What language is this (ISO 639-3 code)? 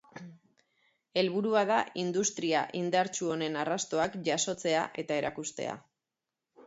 eus